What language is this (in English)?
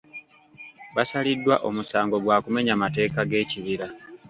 Ganda